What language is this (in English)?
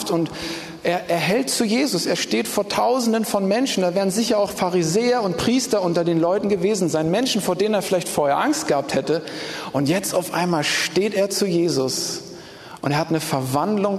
German